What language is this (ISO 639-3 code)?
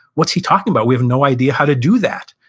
eng